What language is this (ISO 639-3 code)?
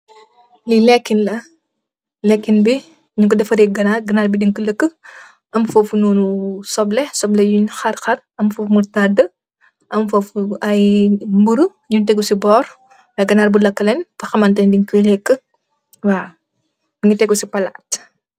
wol